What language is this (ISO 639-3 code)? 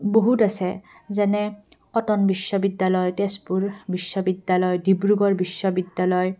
asm